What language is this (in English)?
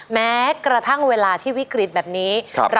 Thai